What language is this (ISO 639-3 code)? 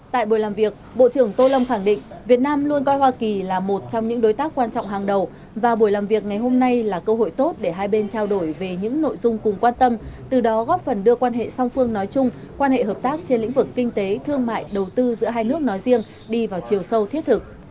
vie